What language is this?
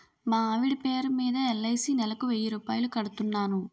Telugu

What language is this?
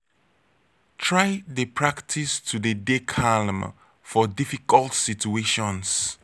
Nigerian Pidgin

